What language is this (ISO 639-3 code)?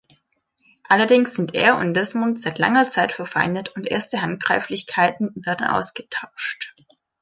deu